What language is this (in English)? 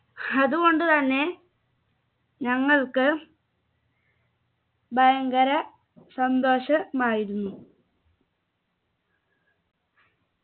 Malayalam